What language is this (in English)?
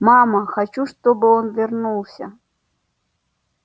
Russian